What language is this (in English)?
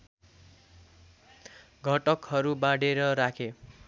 Nepali